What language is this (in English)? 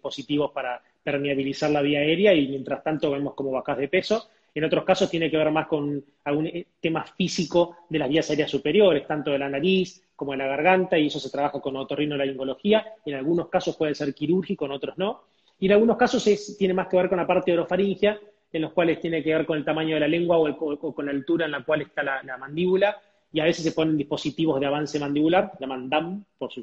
Spanish